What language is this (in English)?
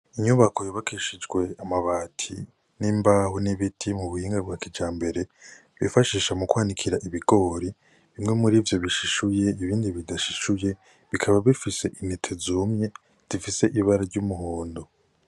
Rundi